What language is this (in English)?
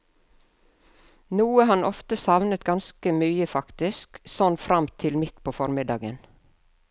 Norwegian